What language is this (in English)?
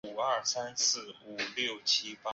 Chinese